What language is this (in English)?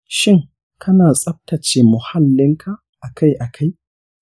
Hausa